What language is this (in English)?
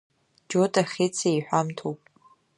Abkhazian